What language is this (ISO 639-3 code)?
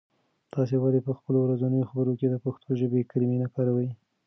pus